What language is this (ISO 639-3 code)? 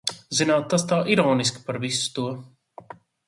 lav